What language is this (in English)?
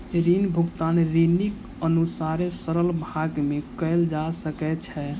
Maithili